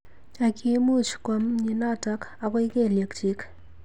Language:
Kalenjin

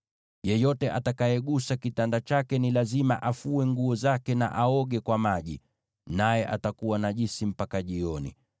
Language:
Swahili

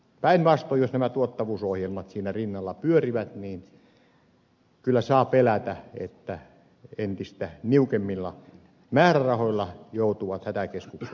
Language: Finnish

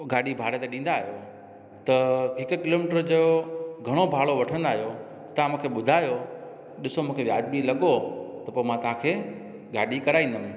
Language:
Sindhi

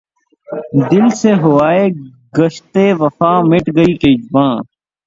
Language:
Urdu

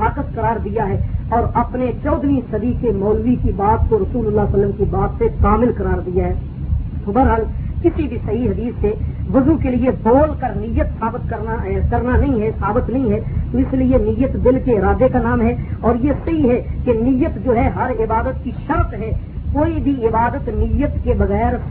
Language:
Urdu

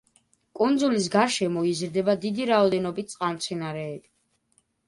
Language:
Georgian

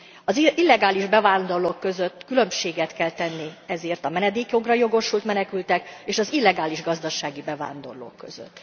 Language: Hungarian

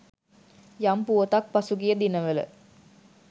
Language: Sinhala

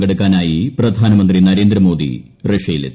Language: Malayalam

